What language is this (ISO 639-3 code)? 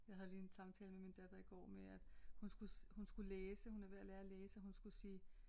dan